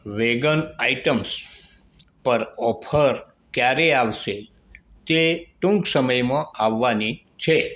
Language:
Gujarati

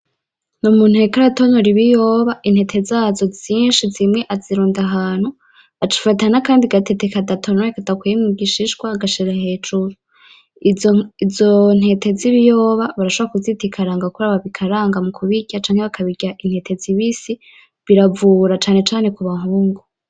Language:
Rundi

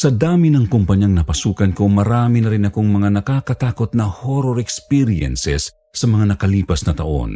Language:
Filipino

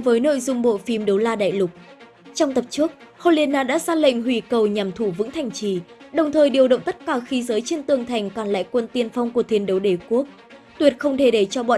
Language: Vietnamese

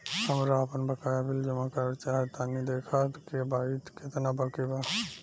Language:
Bhojpuri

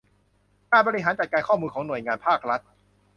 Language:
Thai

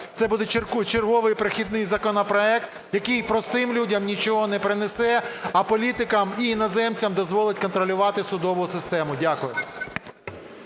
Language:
Ukrainian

